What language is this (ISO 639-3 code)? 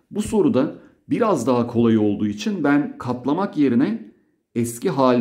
tur